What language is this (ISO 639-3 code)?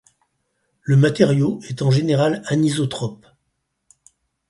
fra